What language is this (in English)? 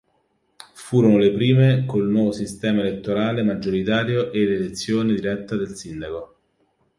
Italian